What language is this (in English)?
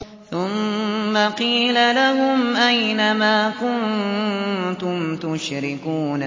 Arabic